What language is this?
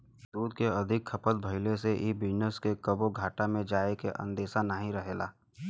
Bhojpuri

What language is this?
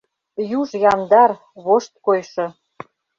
Mari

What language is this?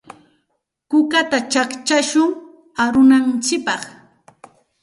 Santa Ana de Tusi Pasco Quechua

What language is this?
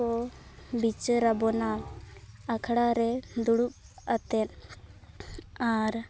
Santali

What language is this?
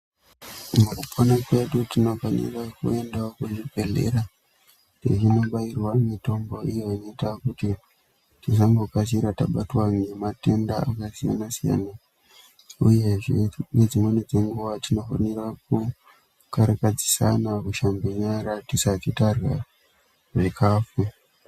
Ndau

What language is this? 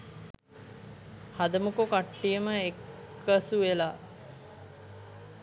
Sinhala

